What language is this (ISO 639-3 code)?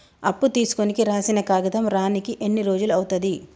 tel